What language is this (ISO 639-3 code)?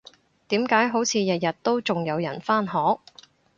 yue